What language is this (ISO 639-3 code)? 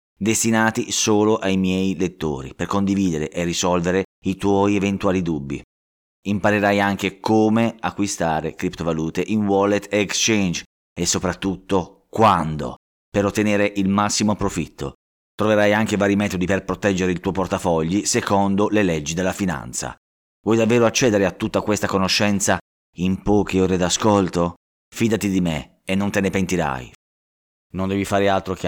ita